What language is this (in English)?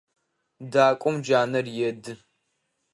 Adyghe